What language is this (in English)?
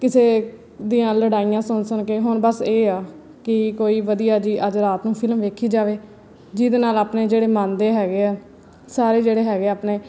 Punjabi